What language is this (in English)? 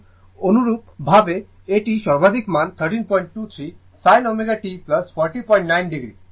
Bangla